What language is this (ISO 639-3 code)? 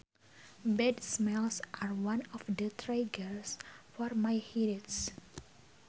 sun